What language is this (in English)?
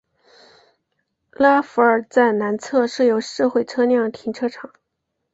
Chinese